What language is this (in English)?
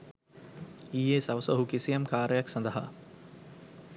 Sinhala